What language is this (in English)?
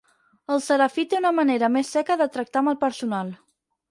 Catalan